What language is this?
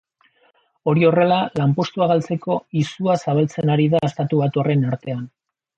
Basque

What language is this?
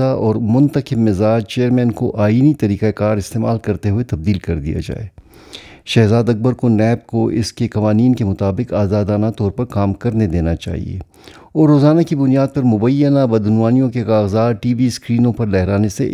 Urdu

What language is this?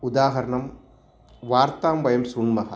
Sanskrit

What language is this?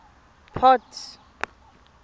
Tswana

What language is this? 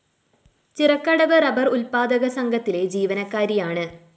Malayalam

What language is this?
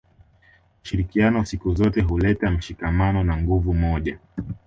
Swahili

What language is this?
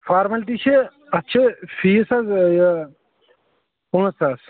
Kashmiri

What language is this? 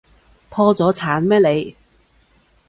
Cantonese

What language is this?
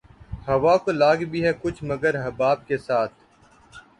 Urdu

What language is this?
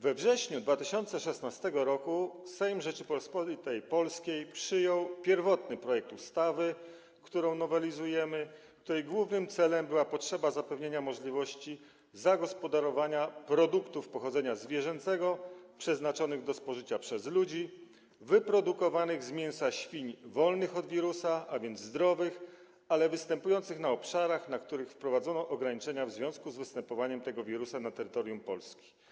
Polish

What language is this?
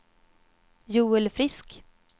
Swedish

